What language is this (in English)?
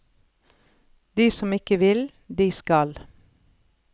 Norwegian